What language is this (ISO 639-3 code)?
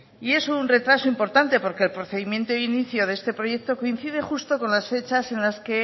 spa